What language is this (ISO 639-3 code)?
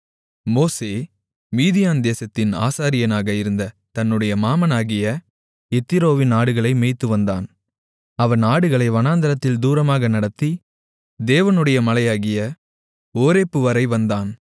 tam